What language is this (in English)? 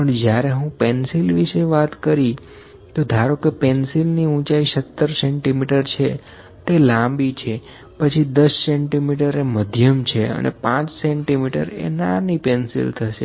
Gujarati